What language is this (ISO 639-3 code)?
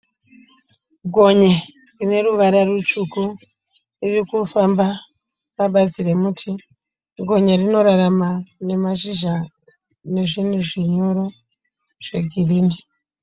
sna